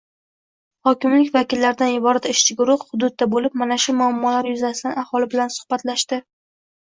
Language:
Uzbek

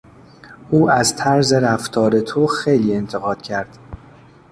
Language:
Persian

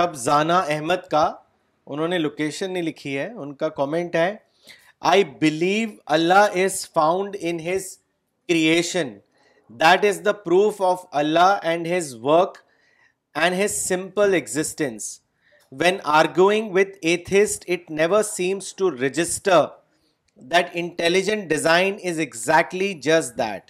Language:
Urdu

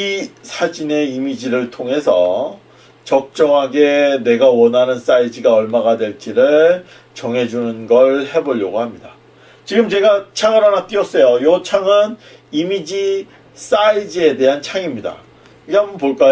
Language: Korean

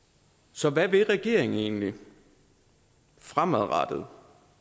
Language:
Danish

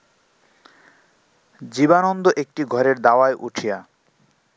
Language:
Bangla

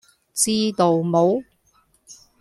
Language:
Cantonese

